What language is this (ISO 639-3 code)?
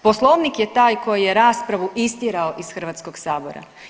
hrv